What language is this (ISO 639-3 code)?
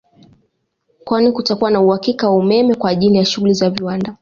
swa